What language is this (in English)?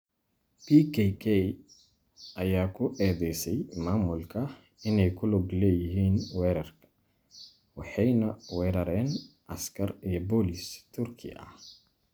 Somali